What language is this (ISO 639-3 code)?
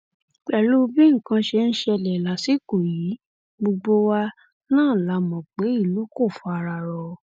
yor